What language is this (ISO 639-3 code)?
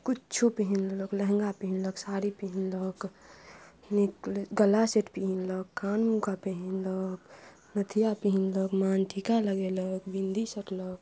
mai